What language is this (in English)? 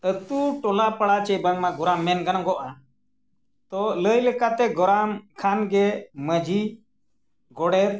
Santali